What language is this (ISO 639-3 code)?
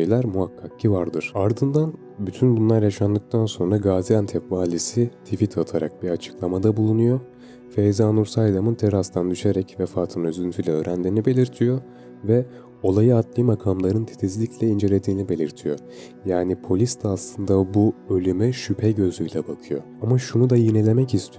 tur